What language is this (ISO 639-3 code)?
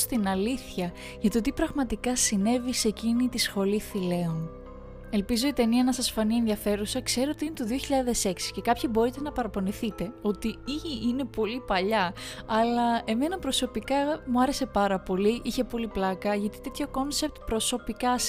ell